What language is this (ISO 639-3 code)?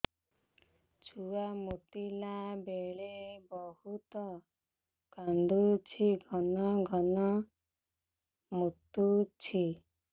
ori